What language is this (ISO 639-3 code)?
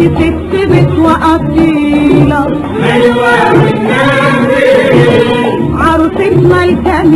ara